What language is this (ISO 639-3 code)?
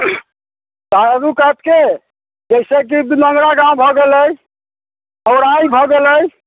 mai